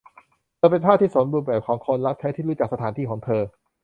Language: Thai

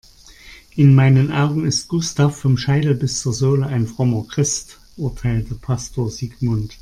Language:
German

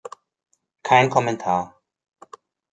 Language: German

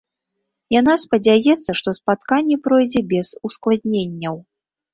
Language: Belarusian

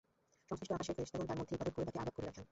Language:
Bangla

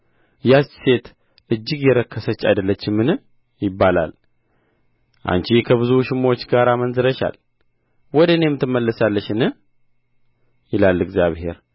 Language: Amharic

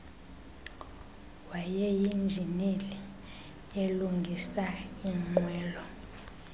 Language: Xhosa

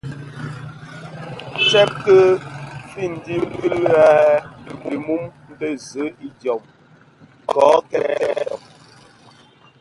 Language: Bafia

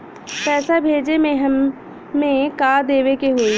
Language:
Bhojpuri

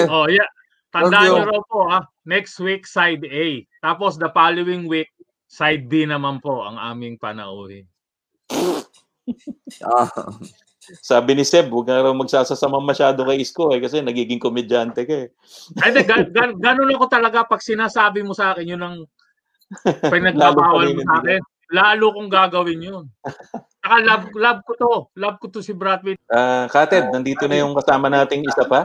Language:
Filipino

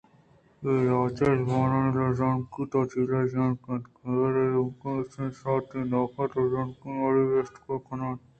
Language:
Eastern Balochi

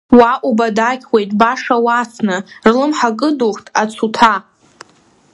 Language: Abkhazian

